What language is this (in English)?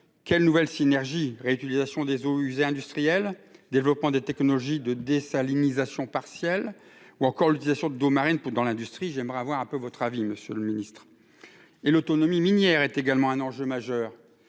French